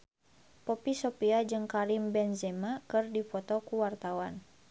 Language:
Sundanese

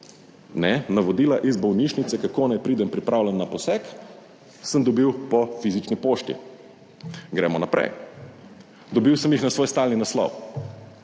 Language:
Slovenian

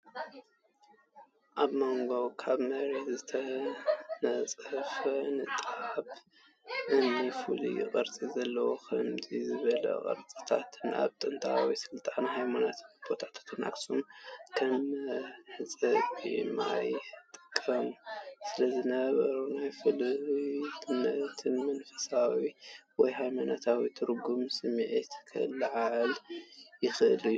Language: Tigrinya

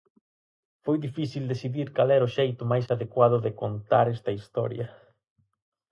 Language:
Galician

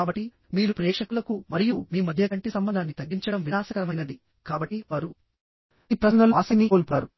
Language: Telugu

